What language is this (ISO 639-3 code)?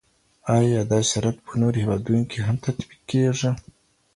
pus